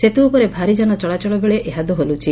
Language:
Odia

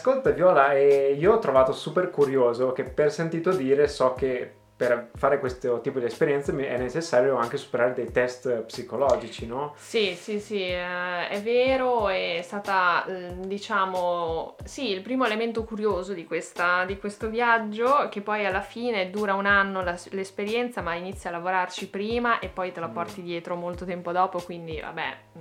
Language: Italian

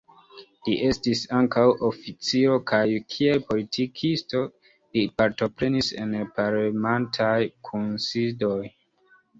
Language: Esperanto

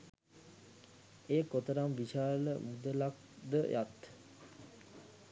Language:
Sinhala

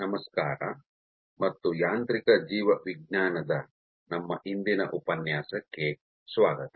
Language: Kannada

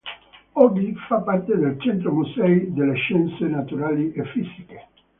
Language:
Italian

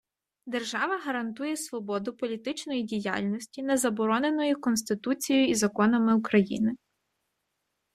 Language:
Ukrainian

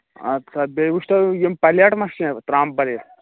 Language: Kashmiri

